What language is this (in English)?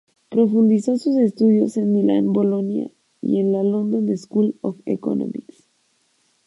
Spanish